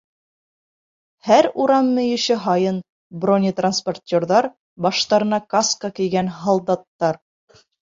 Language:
Bashkir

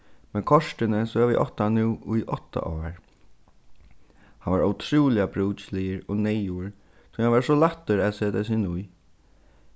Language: Faroese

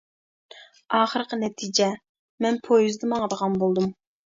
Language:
Uyghur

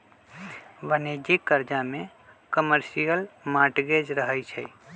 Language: Magahi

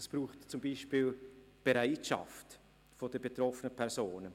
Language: Swiss German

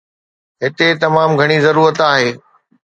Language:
Sindhi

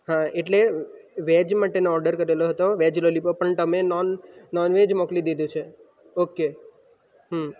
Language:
Gujarati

